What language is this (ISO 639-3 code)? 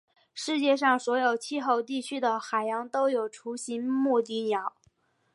zho